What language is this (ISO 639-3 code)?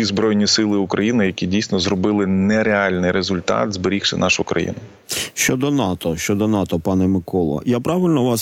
ukr